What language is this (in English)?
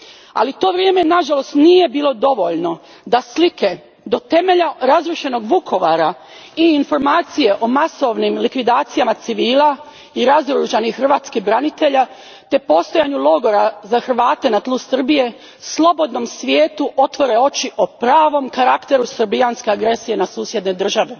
Croatian